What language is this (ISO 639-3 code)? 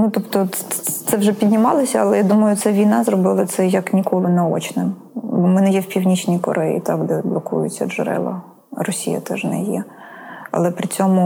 ukr